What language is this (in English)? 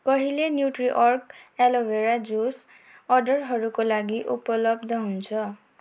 Nepali